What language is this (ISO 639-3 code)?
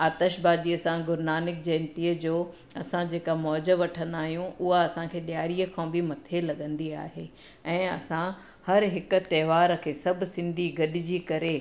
snd